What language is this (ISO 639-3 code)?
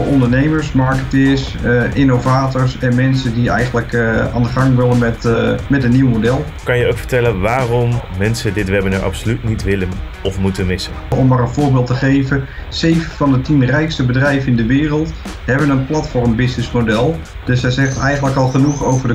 nld